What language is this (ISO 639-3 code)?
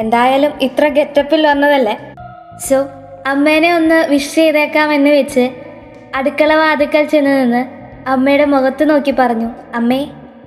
mal